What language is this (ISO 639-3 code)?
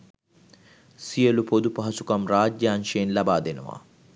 sin